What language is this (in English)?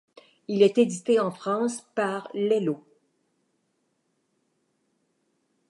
French